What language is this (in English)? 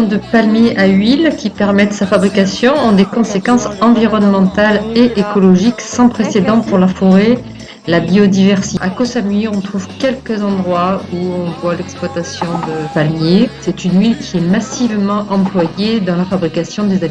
French